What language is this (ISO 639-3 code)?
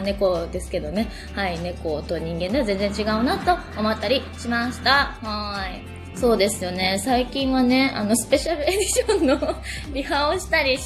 jpn